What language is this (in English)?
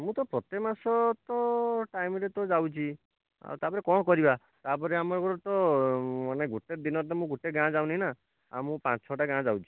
Odia